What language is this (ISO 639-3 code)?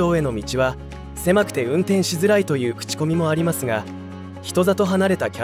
jpn